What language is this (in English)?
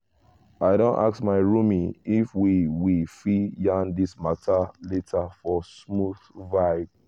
Nigerian Pidgin